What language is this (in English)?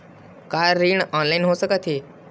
Chhattisgarhi